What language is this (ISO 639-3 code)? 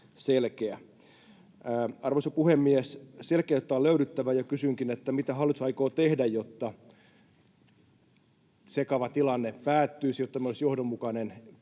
fin